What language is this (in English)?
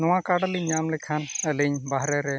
Santali